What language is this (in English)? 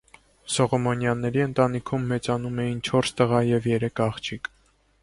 Armenian